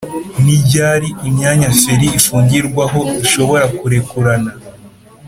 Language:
Kinyarwanda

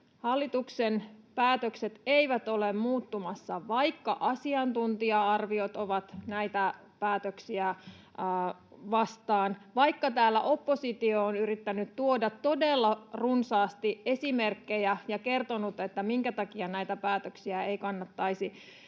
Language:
Finnish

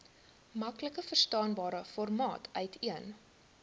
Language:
Afrikaans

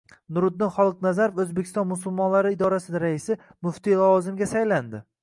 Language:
Uzbek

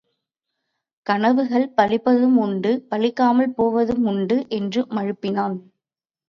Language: Tamil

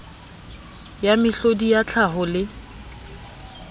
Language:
Southern Sotho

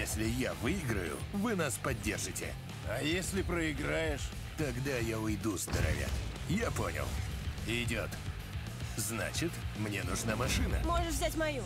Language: Russian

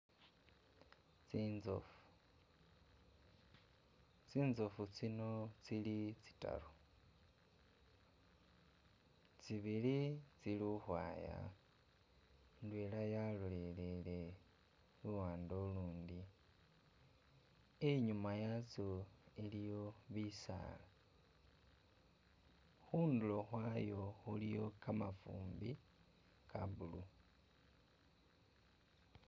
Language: Masaaba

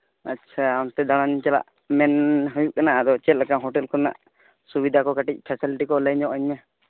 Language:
Santali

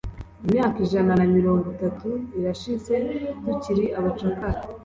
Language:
Kinyarwanda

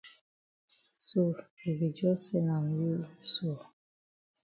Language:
Cameroon Pidgin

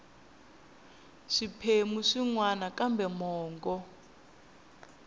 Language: Tsonga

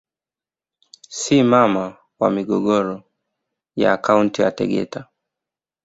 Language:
Swahili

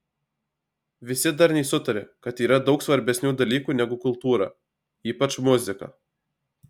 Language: Lithuanian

